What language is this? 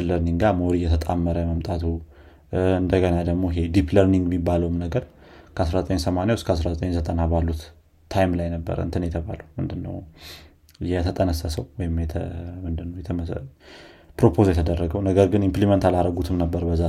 Amharic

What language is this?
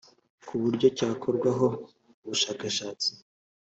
Kinyarwanda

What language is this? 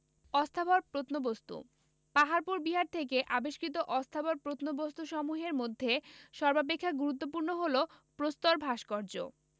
Bangla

